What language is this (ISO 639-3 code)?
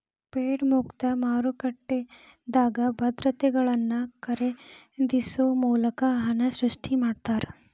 kan